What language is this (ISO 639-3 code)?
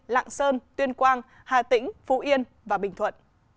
vie